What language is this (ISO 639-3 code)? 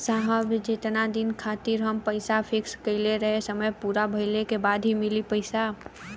bho